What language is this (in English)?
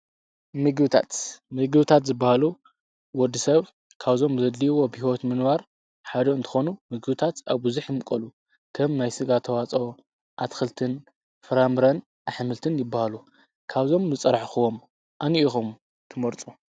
Tigrinya